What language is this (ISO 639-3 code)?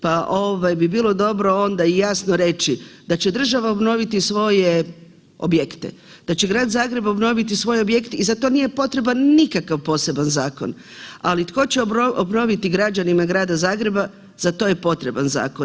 hrv